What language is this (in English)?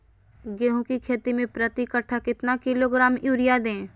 Magahi